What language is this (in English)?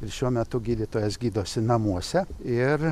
Lithuanian